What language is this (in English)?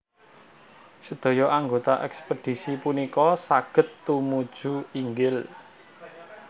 Javanese